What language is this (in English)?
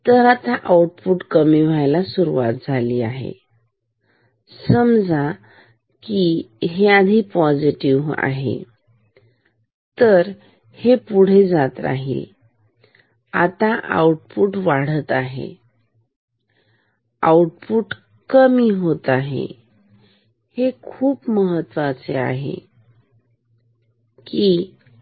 Marathi